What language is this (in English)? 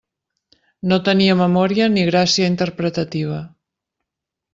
Catalan